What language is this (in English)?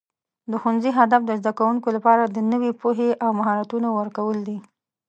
Pashto